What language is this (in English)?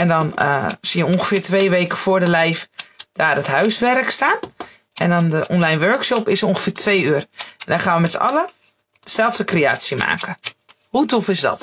Dutch